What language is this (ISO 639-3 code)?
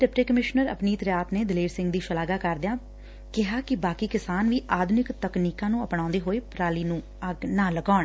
pan